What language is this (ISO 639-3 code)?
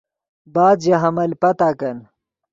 ydg